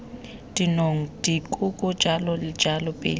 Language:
Tswana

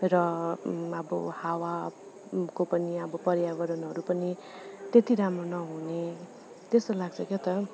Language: Nepali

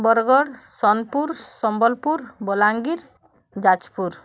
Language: Odia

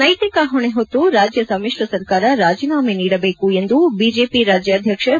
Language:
Kannada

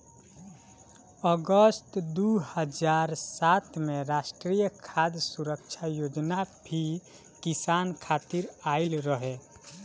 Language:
Bhojpuri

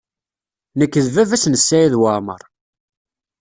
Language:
Kabyle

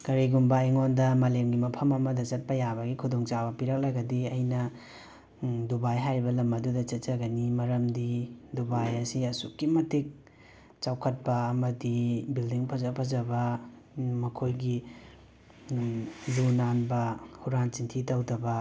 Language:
Manipuri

